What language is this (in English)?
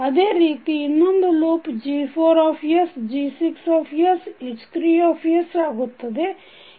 Kannada